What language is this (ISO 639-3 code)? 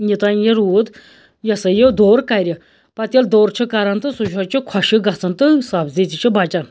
kas